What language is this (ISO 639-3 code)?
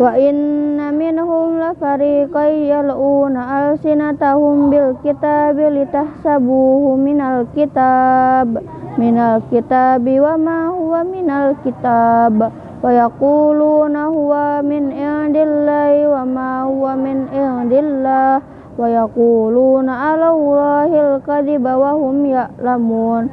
ind